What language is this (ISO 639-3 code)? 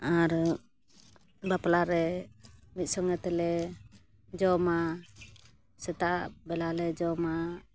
sat